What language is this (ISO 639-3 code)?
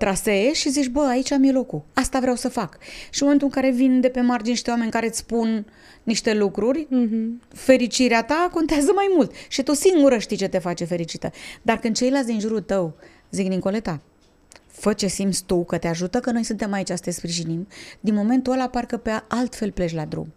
ron